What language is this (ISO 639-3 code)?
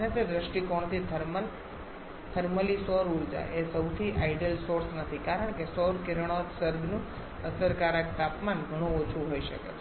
guj